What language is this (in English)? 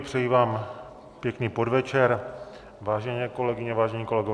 Czech